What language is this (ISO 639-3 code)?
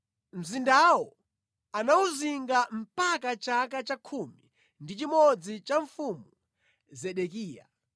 nya